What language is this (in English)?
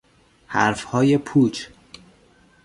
Persian